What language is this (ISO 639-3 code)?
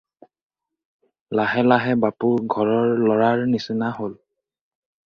asm